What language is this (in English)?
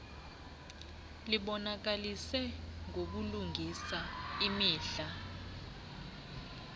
Xhosa